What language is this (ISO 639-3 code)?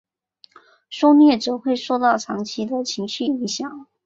zho